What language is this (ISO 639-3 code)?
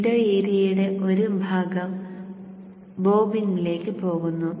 mal